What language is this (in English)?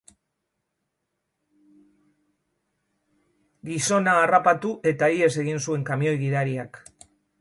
Basque